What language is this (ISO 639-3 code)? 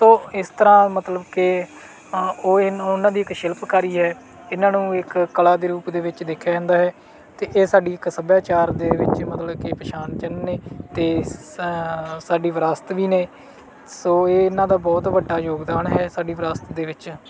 pan